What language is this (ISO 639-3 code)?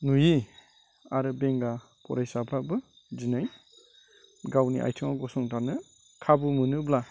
brx